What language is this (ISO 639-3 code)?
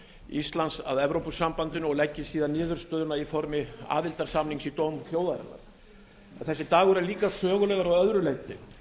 isl